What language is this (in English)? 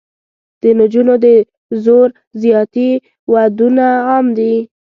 Pashto